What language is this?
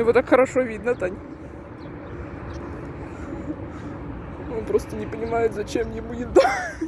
Russian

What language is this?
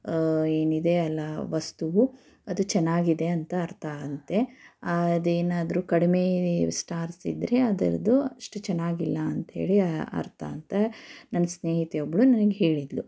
Kannada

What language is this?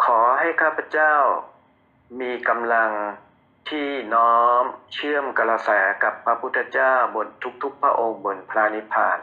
Thai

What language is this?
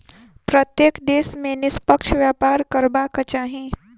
Maithili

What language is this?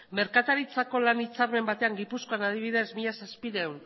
Basque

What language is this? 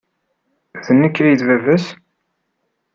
Kabyle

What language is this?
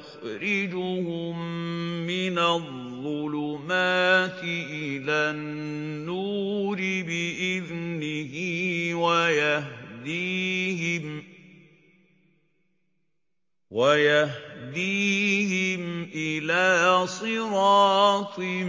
Arabic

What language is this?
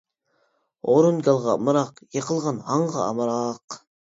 Uyghur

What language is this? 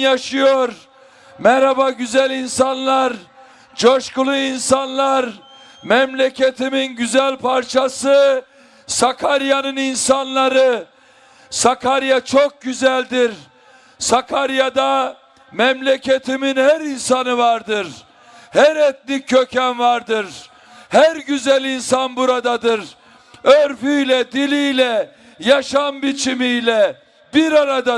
Turkish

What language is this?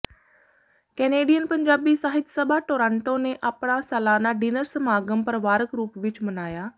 Punjabi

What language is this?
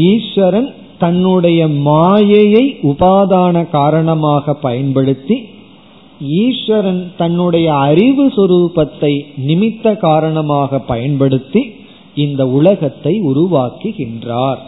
Tamil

